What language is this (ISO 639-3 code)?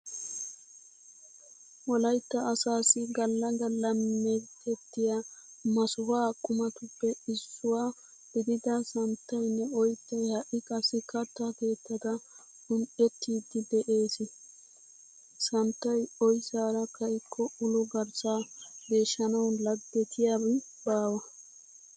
wal